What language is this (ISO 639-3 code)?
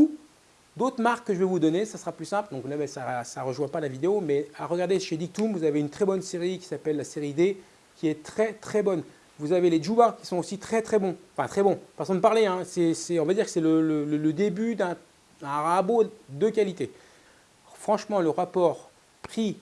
fra